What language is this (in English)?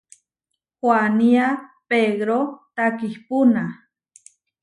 Huarijio